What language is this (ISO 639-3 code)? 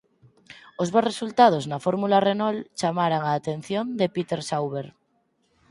glg